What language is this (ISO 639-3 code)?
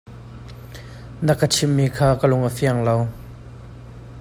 cnh